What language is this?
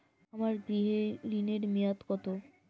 Bangla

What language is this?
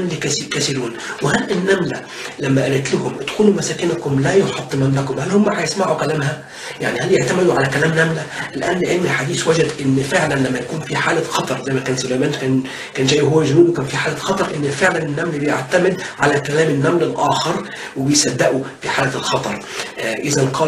Arabic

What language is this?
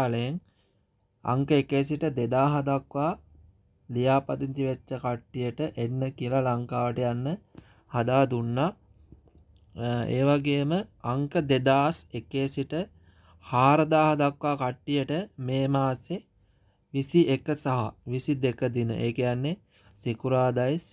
Turkish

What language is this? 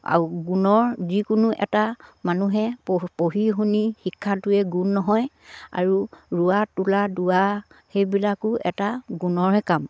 Assamese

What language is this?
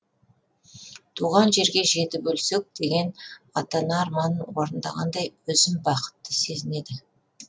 Kazakh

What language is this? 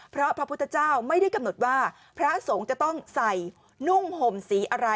Thai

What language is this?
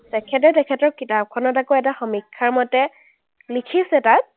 Assamese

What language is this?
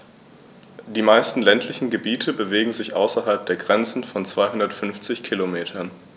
German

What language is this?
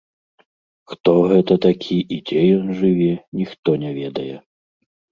Belarusian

